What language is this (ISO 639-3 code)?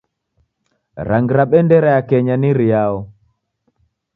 dav